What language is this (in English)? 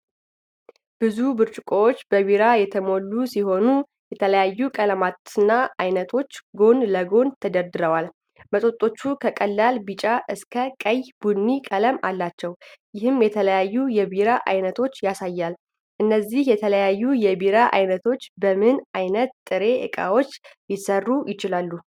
Amharic